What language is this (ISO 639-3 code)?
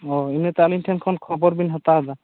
sat